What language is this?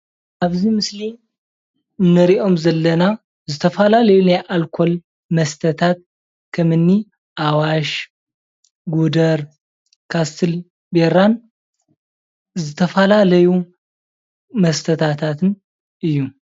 Tigrinya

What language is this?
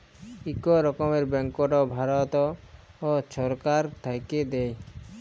Bangla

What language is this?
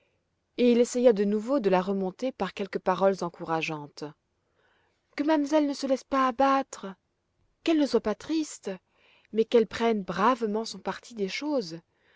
French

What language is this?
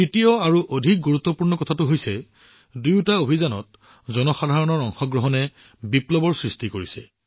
Assamese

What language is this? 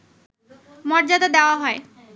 Bangla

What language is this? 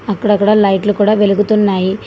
Telugu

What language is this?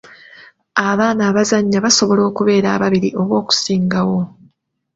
Ganda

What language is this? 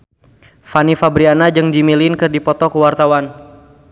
Sundanese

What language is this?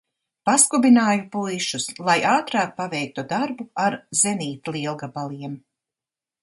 Latvian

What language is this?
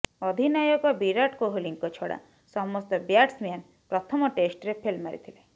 Odia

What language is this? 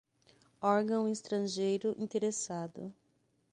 Portuguese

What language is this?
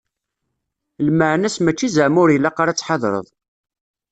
Kabyle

